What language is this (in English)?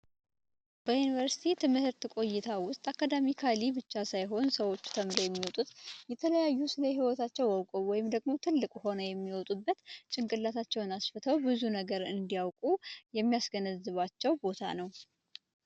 Amharic